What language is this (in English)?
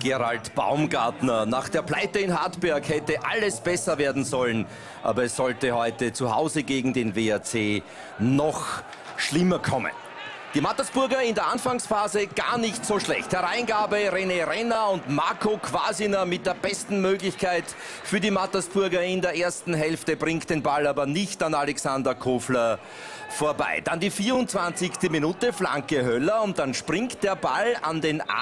German